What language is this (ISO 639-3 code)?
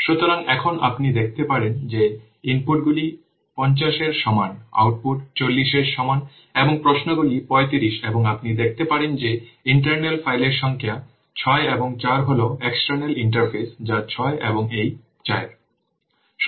ben